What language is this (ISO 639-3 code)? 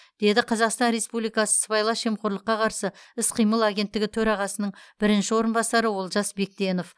kaz